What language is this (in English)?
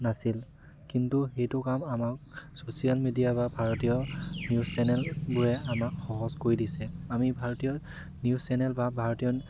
Assamese